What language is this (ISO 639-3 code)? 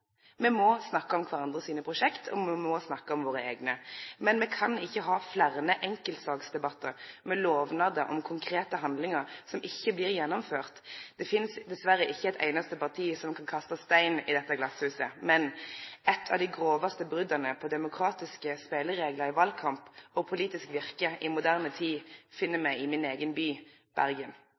nno